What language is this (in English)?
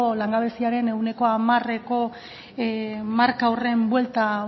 Basque